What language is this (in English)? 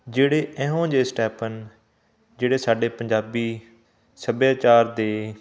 Punjabi